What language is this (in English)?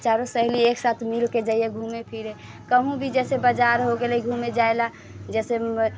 Maithili